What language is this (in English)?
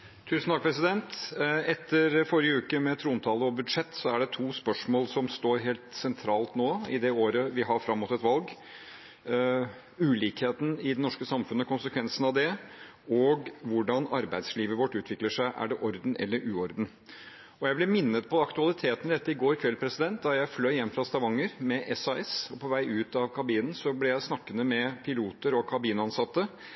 Norwegian Bokmål